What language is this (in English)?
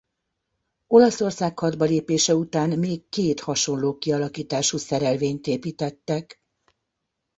Hungarian